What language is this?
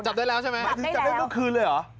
Thai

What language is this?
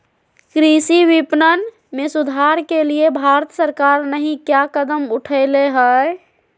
Magahi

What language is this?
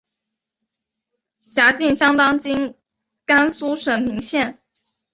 Chinese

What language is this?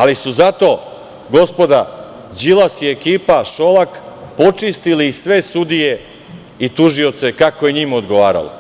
Serbian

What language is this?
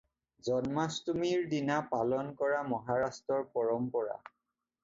Assamese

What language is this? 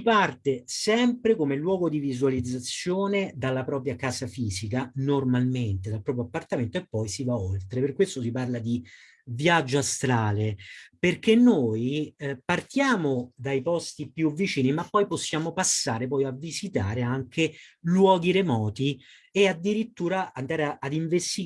Italian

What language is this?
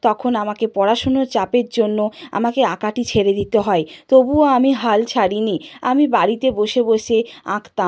Bangla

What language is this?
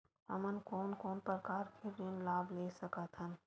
Chhattisgarhi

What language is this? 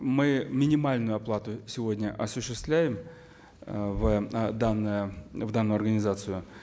Kazakh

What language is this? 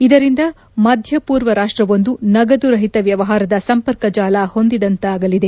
Kannada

